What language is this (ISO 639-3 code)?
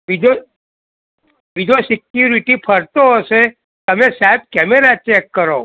guj